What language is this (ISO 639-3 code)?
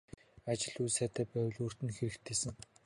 mon